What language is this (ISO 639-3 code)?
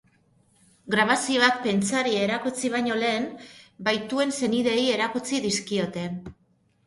eus